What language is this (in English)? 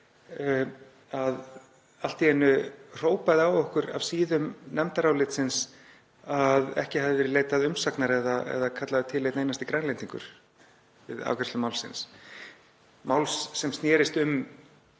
Icelandic